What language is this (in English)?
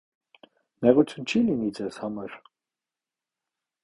Armenian